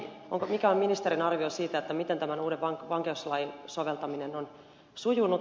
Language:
Finnish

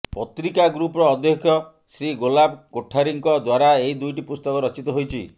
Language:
Odia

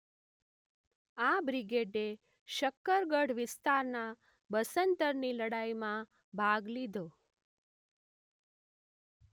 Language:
Gujarati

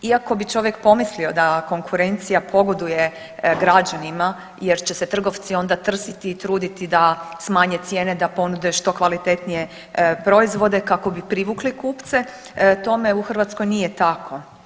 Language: Croatian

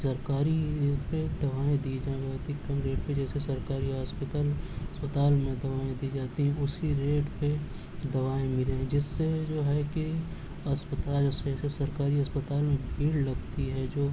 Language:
Urdu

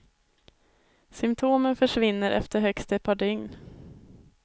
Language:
Swedish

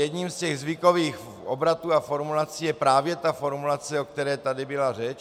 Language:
Czech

